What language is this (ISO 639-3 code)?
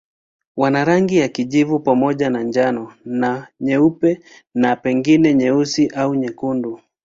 swa